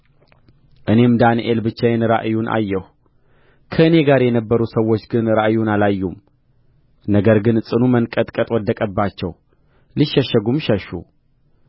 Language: Amharic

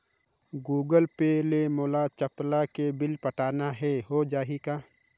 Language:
Chhattisgarhi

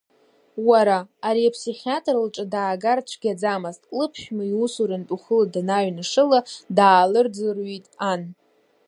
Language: Abkhazian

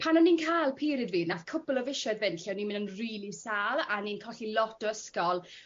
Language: Welsh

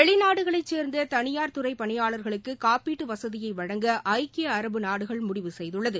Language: Tamil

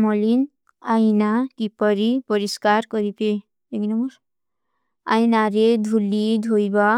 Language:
Kui (India)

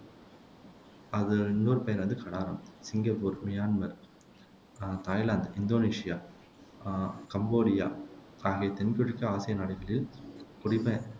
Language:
Tamil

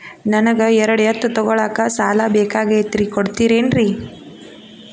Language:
Kannada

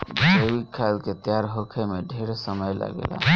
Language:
Bhojpuri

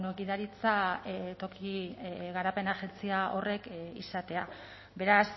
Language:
Basque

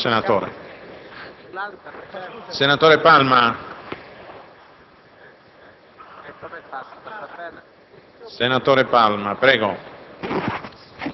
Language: Italian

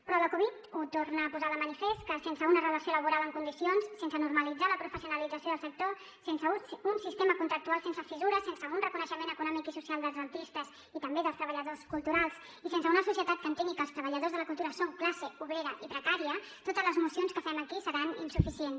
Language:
Catalan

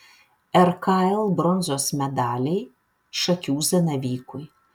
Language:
Lithuanian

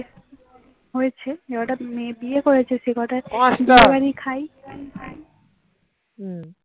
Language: Bangla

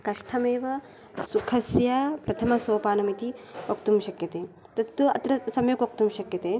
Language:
Sanskrit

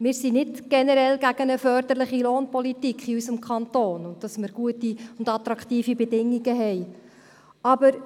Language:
Swiss German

